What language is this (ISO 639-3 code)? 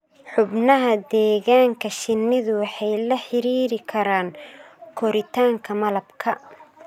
som